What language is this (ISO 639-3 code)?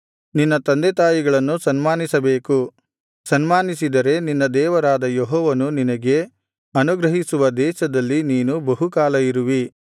kan